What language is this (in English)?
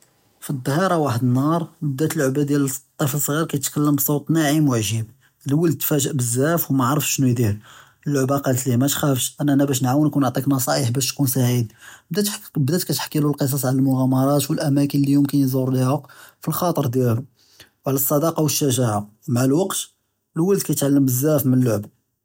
Judeo-Arabic